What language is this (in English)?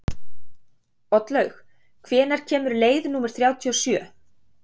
Icelandic